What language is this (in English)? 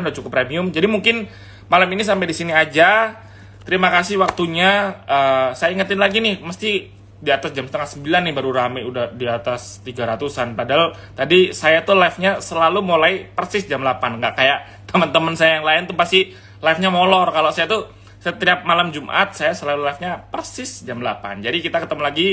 Indonesian